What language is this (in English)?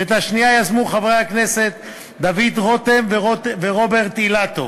Hebrew